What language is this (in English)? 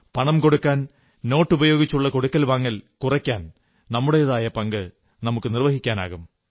Malayalam